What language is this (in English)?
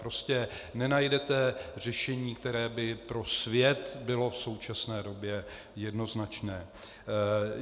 Czech